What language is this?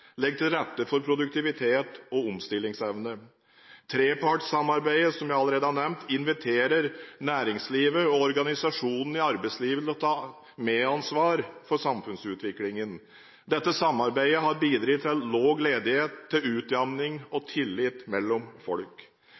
Norwegian Bokmål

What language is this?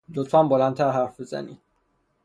Persian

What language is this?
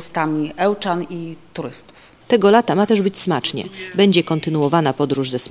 Polish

